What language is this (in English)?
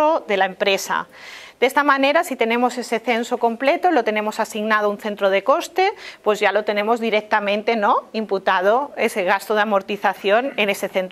Spanish